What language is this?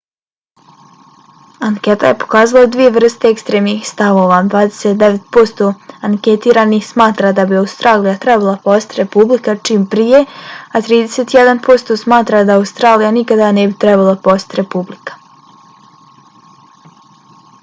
Bosnian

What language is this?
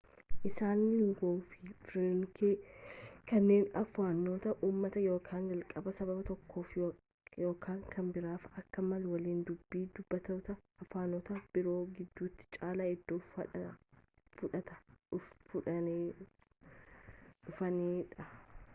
Oromo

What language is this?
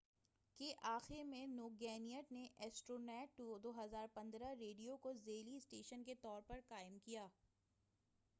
Urdu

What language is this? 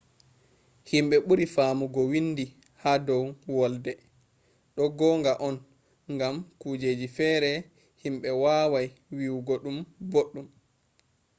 Fula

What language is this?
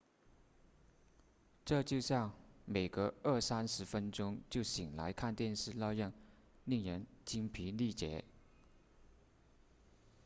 Chinese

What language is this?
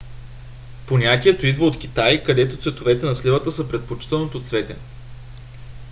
Bulgarian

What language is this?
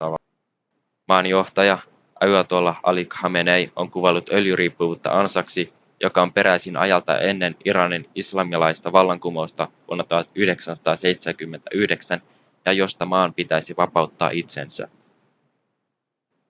Finnish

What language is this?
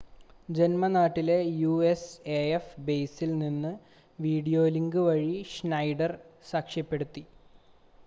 Malayalam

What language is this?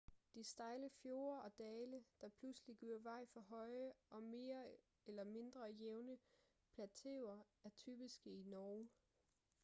Danish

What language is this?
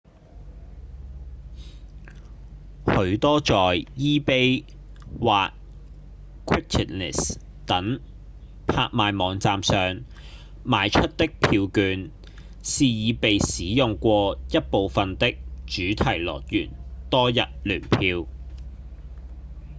Cantonese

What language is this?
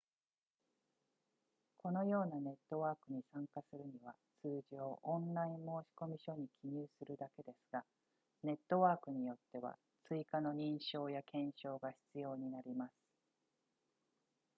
Japanese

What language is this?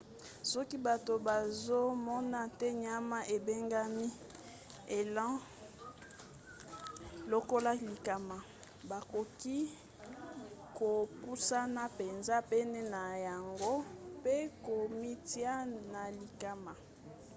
Lingala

